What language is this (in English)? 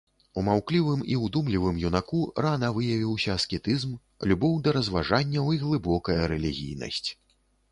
Belarusian